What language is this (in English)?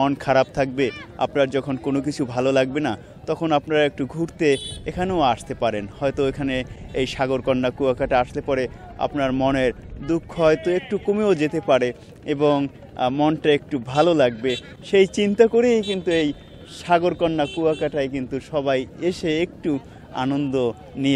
Turkish